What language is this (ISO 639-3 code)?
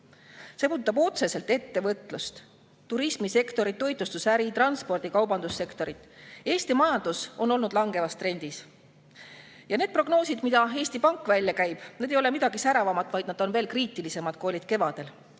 est